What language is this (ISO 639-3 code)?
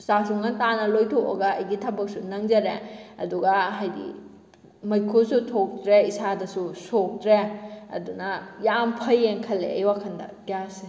mni